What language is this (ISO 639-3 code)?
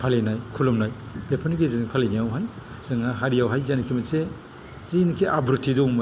brx